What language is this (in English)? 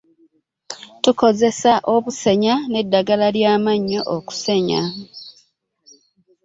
Ganda